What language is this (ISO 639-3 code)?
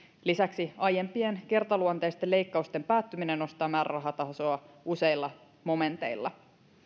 fin